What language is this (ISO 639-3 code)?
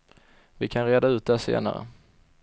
swe